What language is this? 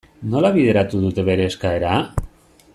Basque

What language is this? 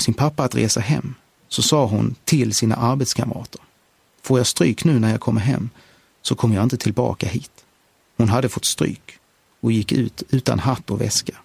Swedish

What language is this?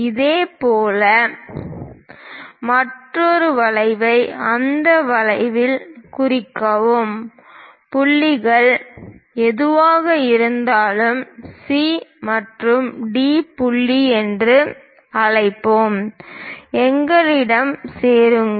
Tamil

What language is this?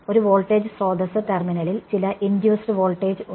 Malayalam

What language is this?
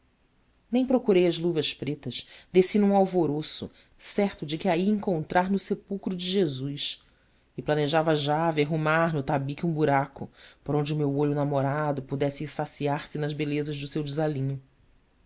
Portuguese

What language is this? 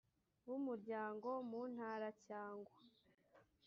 Kinyarwanda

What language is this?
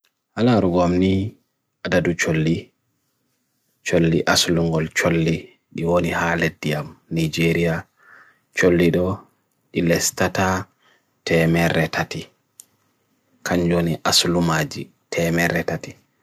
Bagirmi Fulfulde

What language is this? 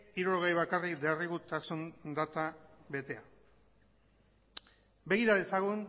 Basque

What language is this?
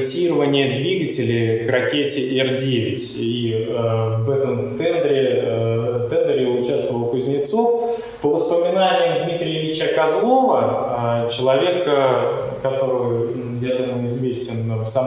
Russian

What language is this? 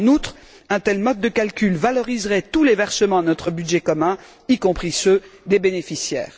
French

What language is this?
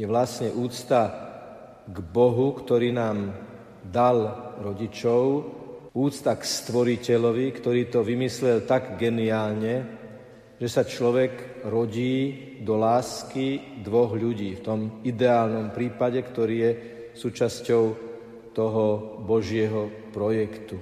Slovak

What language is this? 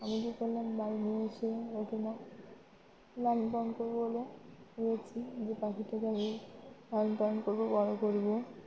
Bangla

